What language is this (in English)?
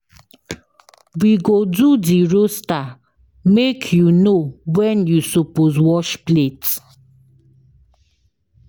Nigerian Pidgin